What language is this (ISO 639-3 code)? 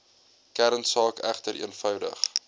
afr